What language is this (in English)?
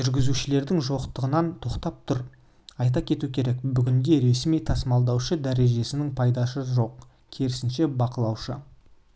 Kazakh